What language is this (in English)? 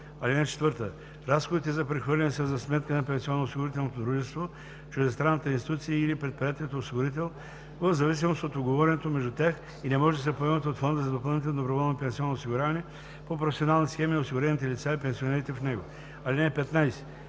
Bulgarian